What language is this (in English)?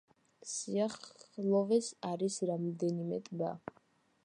Georgian